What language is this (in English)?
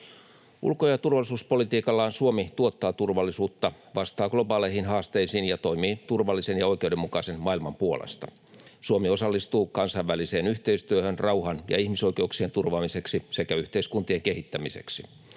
Finnish